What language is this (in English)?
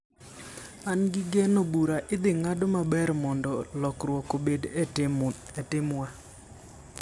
Luo (Kenya and Tanzania)